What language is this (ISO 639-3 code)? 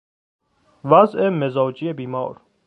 fas